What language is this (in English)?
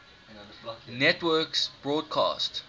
English